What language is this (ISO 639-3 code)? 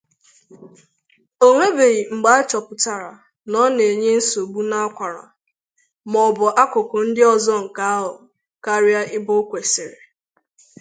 ibo